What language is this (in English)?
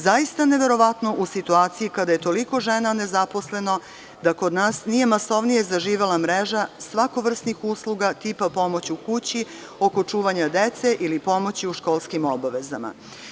Serbian